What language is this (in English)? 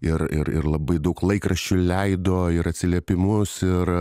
Lithuanian